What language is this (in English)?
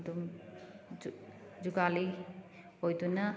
Manipuri